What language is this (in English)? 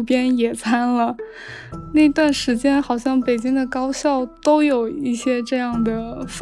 Chinese